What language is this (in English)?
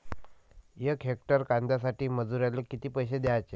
Marathi